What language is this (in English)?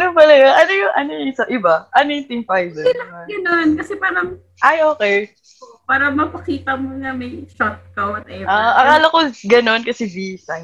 Filipino